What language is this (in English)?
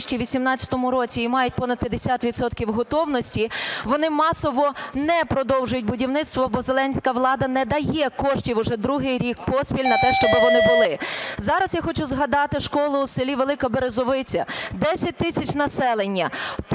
Ukrainian